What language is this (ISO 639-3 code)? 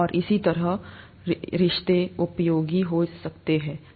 hin